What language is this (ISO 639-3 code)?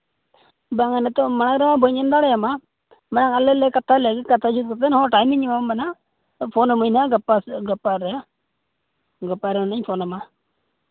sat